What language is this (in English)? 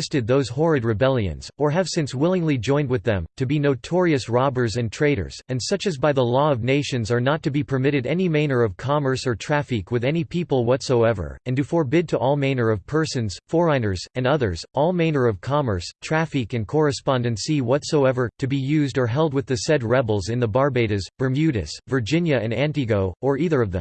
English